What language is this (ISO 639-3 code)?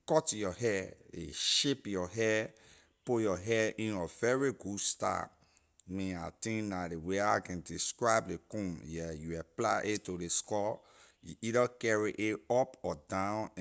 lir